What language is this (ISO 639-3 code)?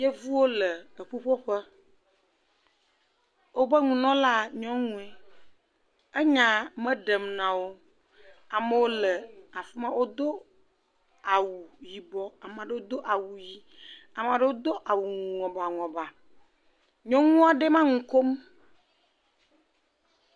ewe